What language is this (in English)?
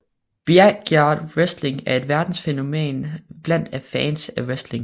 Danish